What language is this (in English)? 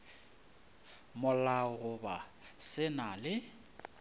Northern Sotho